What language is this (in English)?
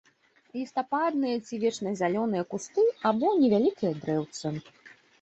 Belarusian